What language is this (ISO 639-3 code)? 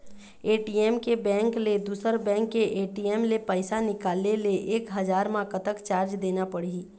hne